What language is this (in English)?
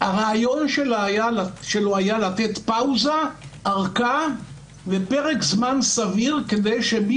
Hebrew